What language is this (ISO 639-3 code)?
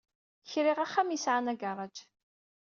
kab